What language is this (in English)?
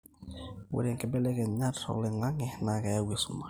Masai